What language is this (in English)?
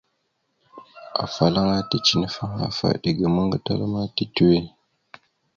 Mada (Cameroon)